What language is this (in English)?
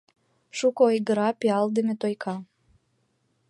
Mari